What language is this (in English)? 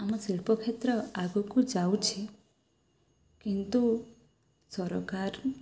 Odia